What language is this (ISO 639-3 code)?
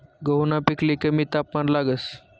mar